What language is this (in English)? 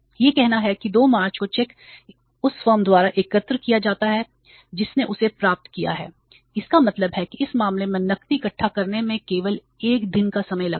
Hindi